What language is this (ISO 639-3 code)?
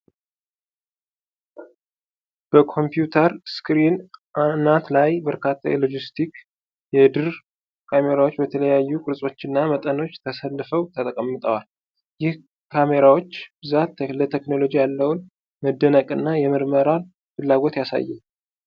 amh